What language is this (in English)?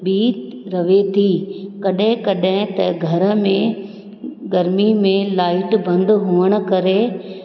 Sindhi